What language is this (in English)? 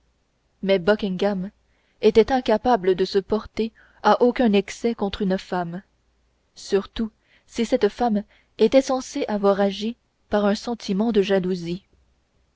French